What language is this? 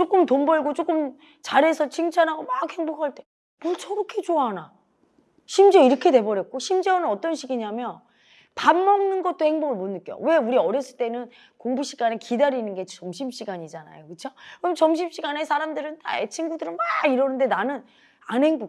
Korean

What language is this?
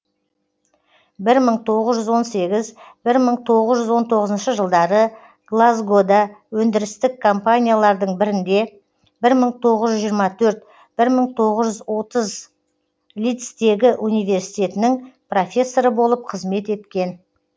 Kazakh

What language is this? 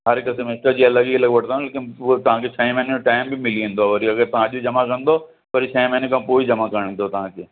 Sindhi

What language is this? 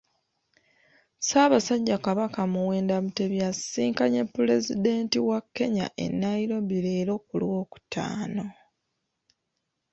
Ganda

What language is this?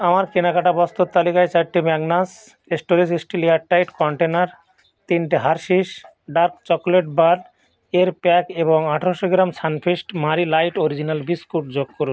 Bangla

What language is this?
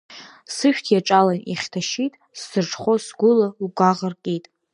Abkhazian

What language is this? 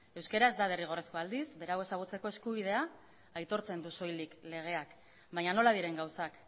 Basque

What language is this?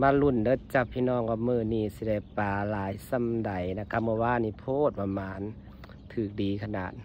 Thai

